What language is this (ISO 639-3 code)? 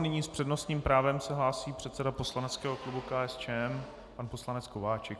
ces